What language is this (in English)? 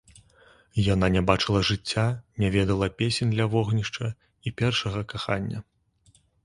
Belarusian